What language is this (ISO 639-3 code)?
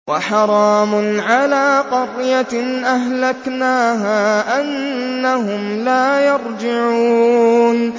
ara